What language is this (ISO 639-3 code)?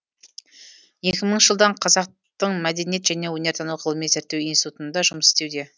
kaz